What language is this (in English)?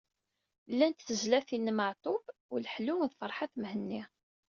Kabyle